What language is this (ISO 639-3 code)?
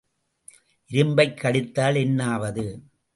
tam